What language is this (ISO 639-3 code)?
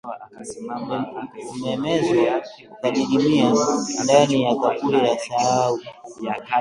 swa